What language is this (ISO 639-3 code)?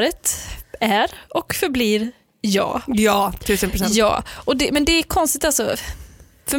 swe